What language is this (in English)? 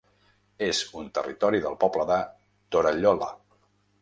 Catalan